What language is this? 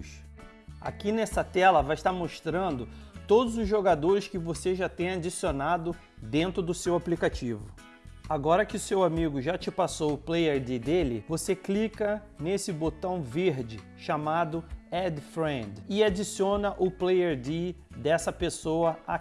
Portuguese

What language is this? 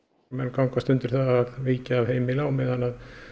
Icelandic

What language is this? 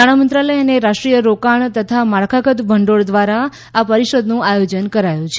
Gujarati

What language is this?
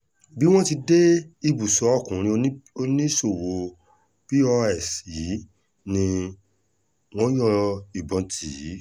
Yoruba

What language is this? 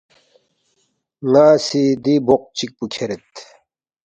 Balti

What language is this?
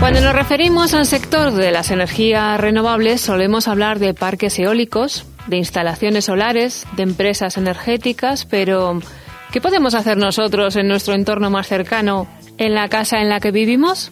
Spanish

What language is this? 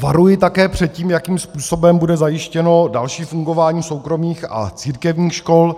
Czech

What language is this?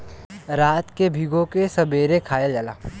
Bhojpuri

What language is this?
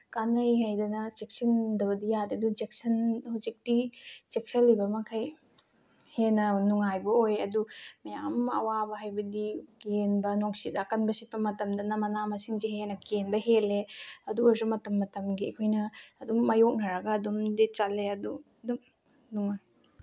Manipuri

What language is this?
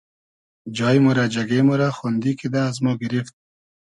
Hazaragi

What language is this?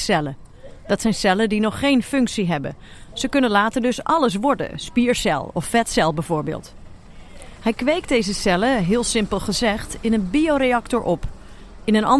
Dutch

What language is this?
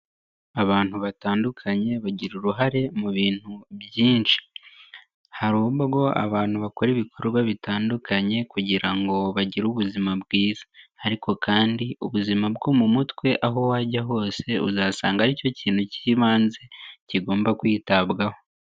Kinyarwanda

